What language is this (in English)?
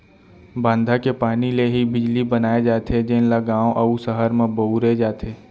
Chhattisgarhi